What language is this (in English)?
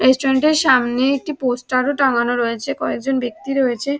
Bangla